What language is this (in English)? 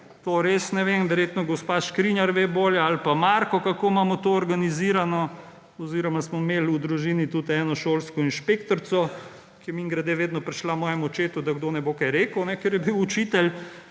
Slovenian